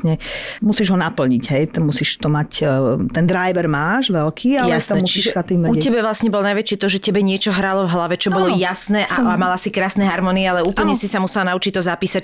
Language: Slovak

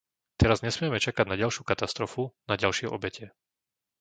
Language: Slovak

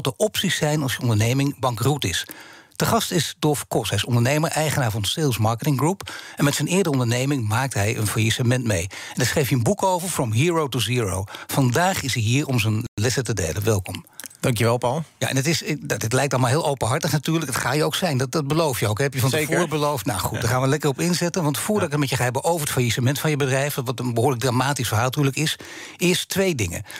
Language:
Dutch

